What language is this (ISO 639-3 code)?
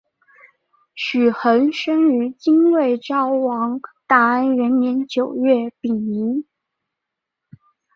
zho